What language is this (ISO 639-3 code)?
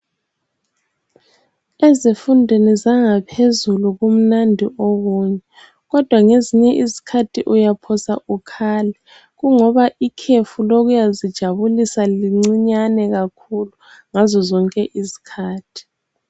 nde